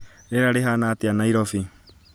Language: Kikuyu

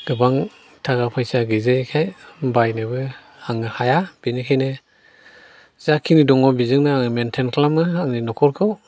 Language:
Bodo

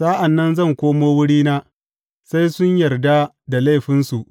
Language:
Hausa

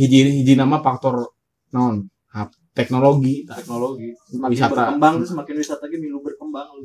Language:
Indonesian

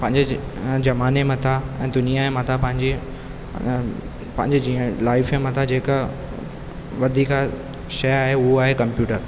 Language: Sindhi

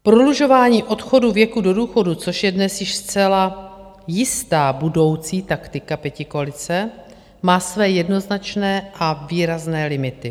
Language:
Czech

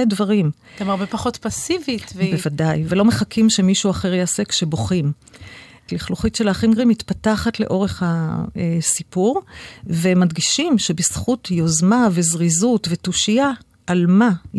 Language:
Hebrew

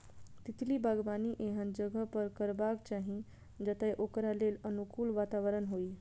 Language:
Maithili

